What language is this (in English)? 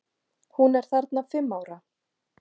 Icelandic